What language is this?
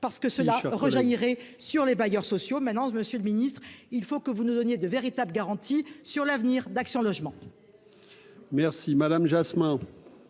French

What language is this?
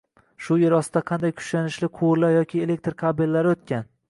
Uzbek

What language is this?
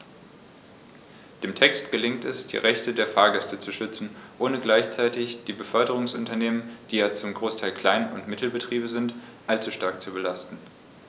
German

